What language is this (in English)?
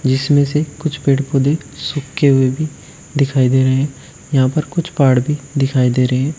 Hindi